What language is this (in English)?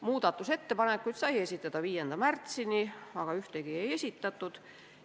Estonian